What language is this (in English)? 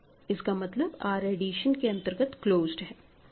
Hindi